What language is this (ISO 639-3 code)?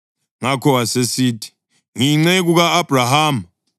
nde